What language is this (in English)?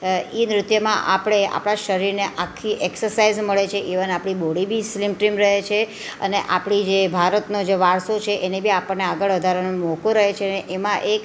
Gujarati